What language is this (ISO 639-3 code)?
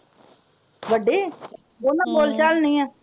pan